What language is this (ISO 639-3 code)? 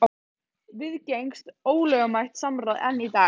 isl